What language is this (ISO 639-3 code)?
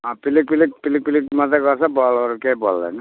nep